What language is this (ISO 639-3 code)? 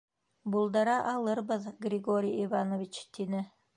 bak